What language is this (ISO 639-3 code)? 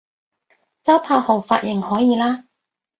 yue